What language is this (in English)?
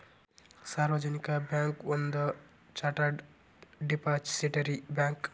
Kannada